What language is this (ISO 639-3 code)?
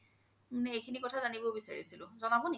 asm